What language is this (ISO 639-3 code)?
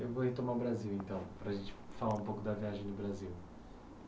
por